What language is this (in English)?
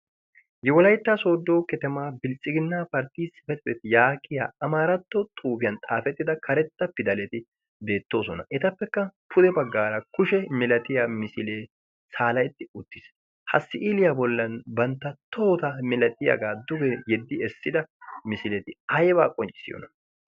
Wolaytta